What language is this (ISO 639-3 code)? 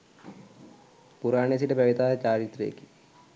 sin